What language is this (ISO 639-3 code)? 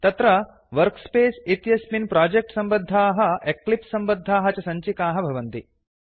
san